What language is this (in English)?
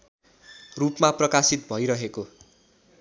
Nepali